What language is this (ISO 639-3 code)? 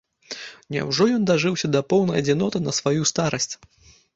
bel